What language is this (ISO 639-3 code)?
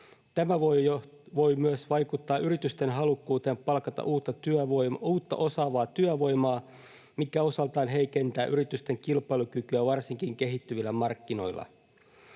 fin